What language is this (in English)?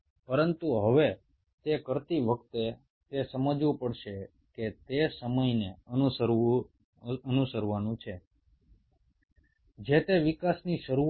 Bangla